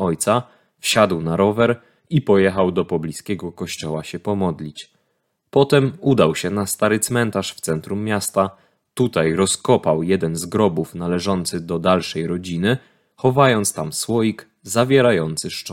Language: Polish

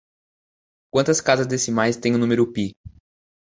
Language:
Portuguese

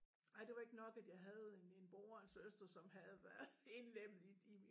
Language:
Danish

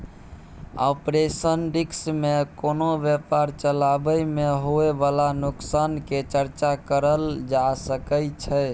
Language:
Maithili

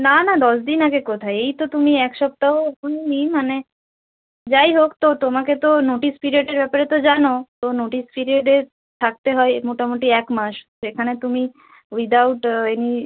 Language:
Bangla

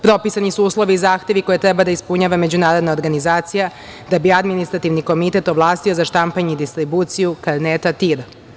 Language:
Serbian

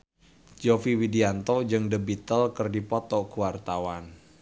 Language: Sundanese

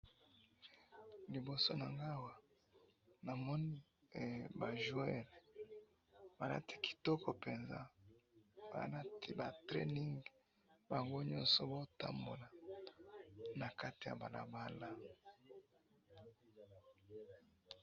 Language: Lingala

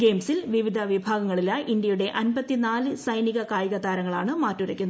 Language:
Malayalam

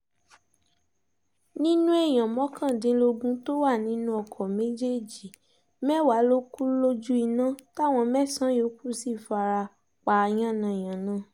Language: Yoruba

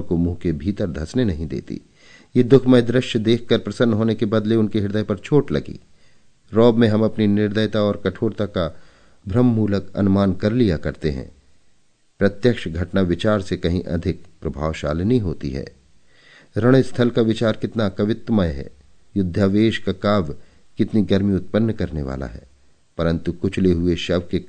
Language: Hindi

